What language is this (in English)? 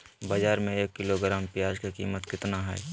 Magahi